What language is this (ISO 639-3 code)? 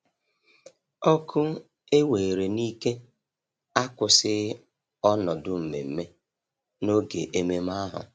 ibo